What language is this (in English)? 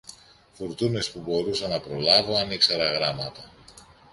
Greek